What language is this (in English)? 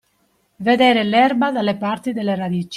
Italian